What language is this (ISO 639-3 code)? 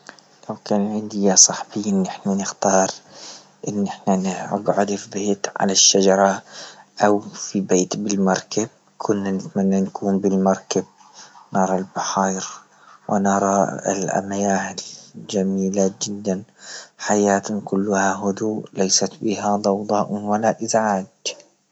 ayl